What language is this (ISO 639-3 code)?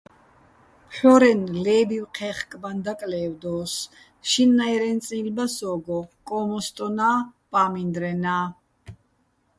bbl